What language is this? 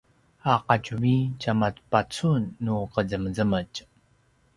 Paiwan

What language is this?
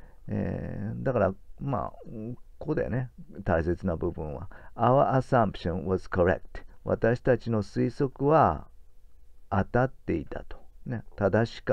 Japanese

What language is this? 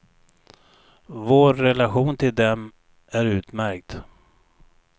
Swedish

